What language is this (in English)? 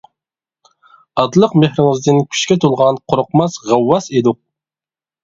Uyghur